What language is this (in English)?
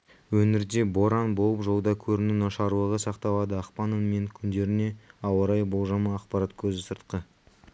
Kazakh